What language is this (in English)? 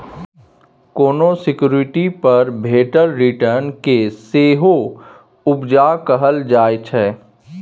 Maithili